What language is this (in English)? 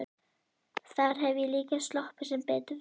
Icelandic